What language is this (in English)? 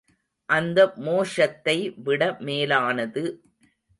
Tamil